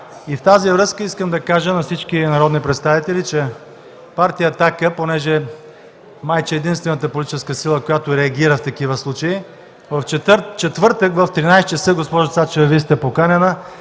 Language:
Bulgarian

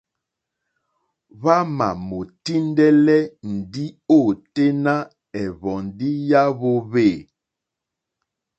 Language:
Mokpwe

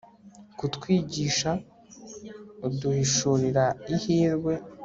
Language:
Kinyarwanda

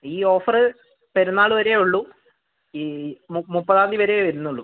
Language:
Malayalam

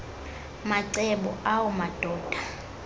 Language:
Xhosa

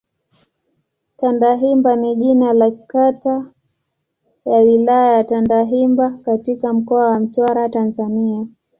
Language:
Swahili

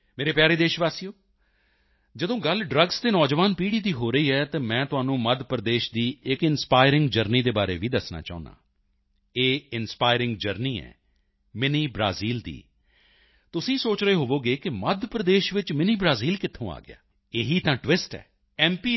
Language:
Punjabi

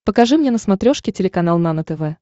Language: Russian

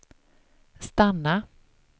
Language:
Swedish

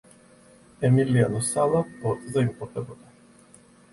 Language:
Georgian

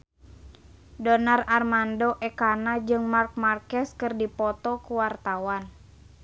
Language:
Sundanese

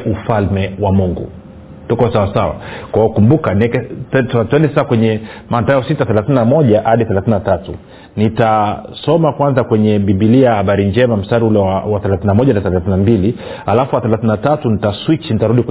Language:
Swahili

